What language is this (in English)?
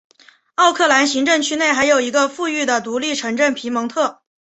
Chinese